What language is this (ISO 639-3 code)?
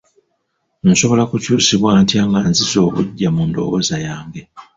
lug